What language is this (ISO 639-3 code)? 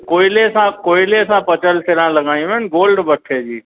snd